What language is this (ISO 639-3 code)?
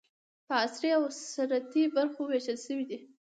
pus